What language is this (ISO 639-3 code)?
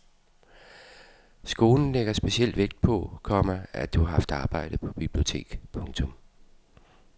dan